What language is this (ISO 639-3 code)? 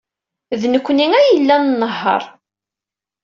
kab